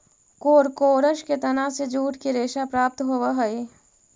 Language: Magahi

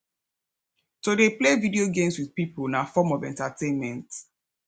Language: Nigerian Pidgin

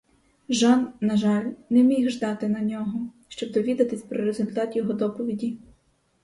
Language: Ukrainian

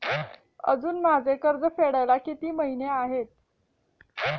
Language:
Marathi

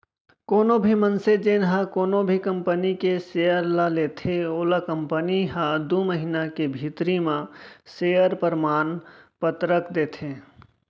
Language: Chhattisgarhi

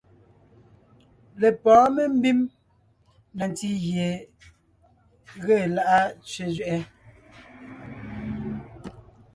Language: Ngiemboon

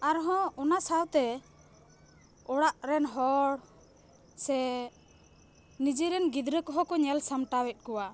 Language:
Santali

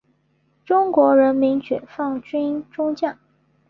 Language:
Chinese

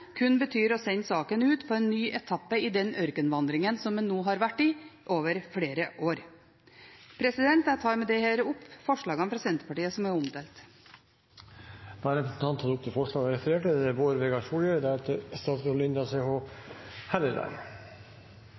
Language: Norwegian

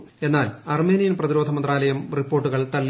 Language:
Malayalam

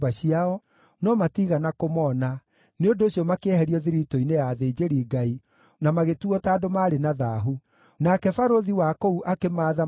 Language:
Kikuyu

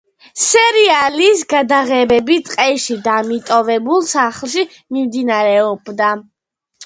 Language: Georgian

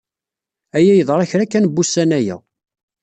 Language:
Kabyle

